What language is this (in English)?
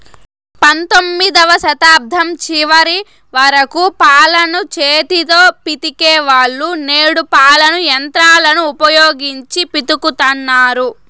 Telugu